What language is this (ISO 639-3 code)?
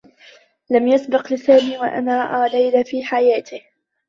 ara